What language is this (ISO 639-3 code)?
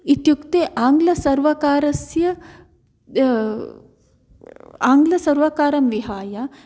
san